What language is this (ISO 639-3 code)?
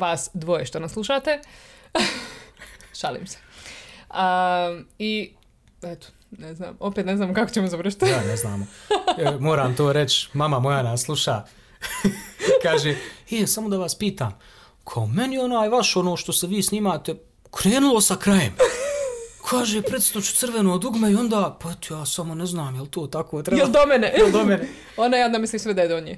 hrv